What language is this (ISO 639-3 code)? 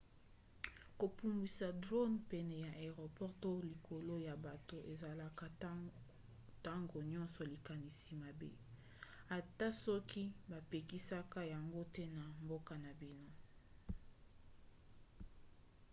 lin